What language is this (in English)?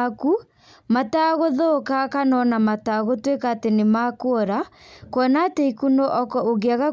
Kikuyu